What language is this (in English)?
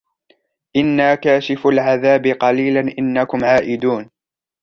Arabic